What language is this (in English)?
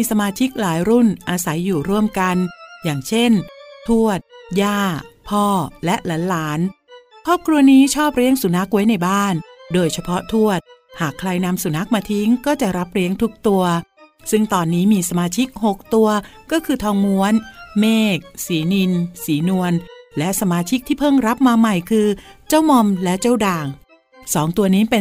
Thai